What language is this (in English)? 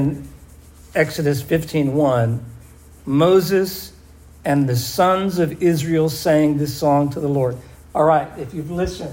English